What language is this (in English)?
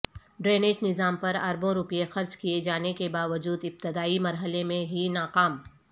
Urdu